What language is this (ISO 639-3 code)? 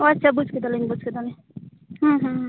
sat